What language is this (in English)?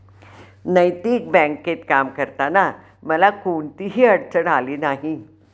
Marathi